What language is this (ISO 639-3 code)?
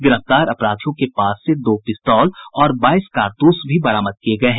hin